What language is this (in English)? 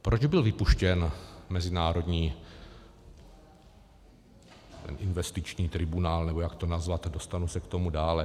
Czech